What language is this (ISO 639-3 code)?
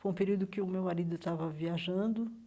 por